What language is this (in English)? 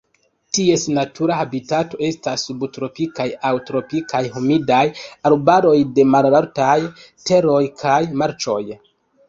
Esperanto